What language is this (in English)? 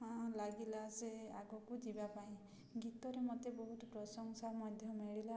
Odia